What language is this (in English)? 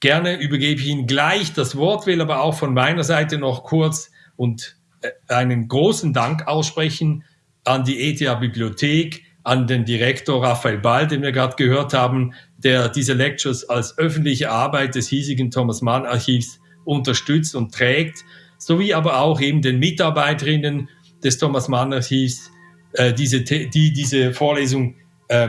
German